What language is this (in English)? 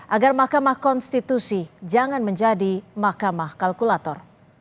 Indonesian